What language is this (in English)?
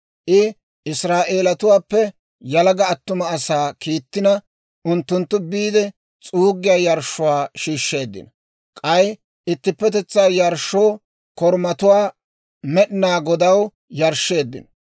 Dawro